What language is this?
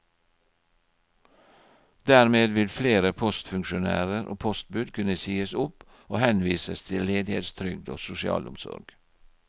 Norwegian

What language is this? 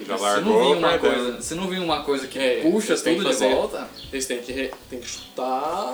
Portuguese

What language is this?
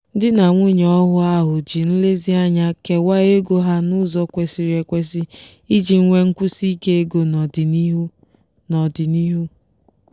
Igbo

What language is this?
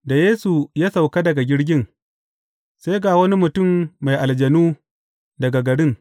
Hausa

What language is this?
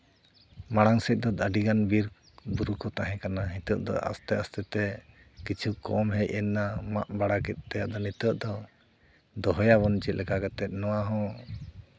Santali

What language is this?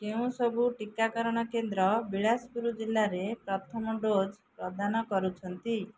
Odia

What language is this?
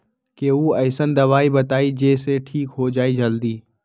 Magahi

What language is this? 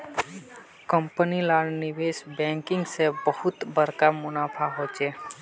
Magahi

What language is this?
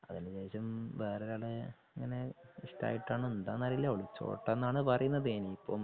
Malayalam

